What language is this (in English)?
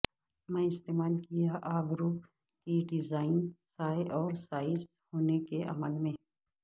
Urdu